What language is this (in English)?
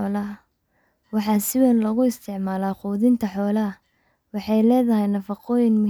Somali